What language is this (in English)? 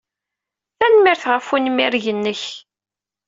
Kabyle